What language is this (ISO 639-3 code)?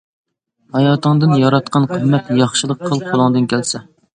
uig